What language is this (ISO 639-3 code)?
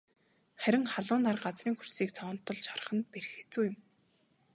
mon